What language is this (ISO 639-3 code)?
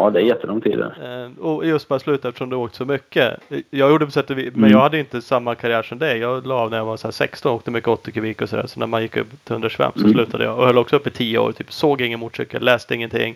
swe